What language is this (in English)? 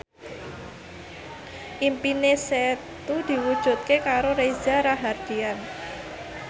Javanese